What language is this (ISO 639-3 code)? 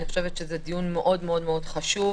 heb